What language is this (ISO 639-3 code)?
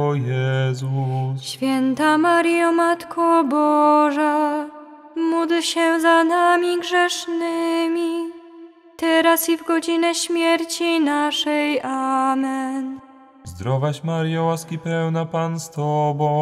pol